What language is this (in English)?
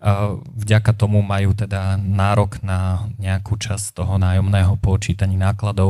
Slovak